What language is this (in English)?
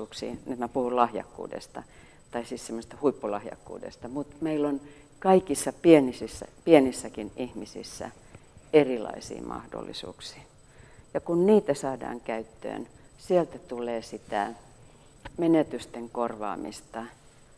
Finnish